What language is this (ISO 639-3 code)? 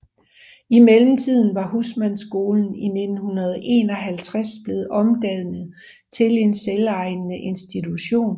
dan